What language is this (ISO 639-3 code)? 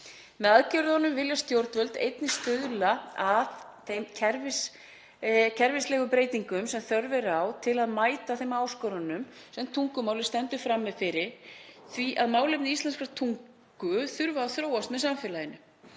isl